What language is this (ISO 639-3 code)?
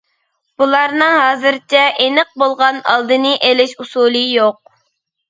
uig